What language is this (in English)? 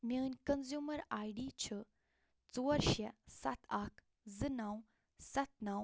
Kashmiri